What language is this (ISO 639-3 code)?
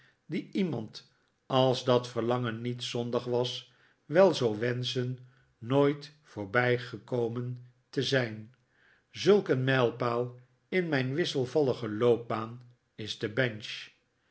nld